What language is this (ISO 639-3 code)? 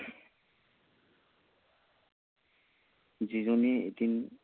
asm